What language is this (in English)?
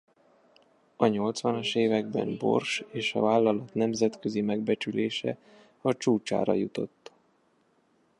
Hungarian